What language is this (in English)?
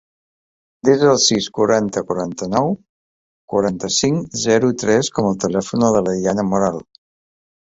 Catalan